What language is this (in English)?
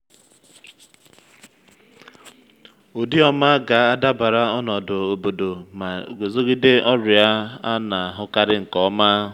Igbo